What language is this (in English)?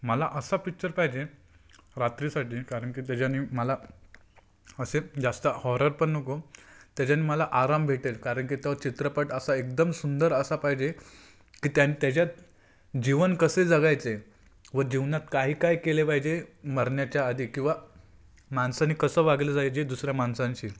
Marathi